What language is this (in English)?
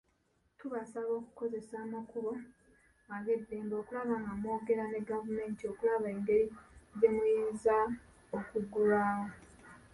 Ganda